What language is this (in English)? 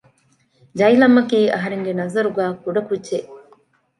Divehi